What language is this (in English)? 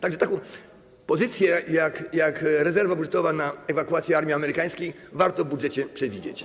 Polish